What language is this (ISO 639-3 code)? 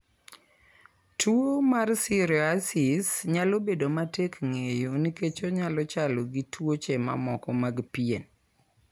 luo